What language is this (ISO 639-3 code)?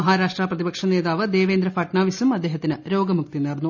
mal